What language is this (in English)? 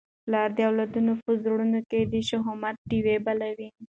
Pashto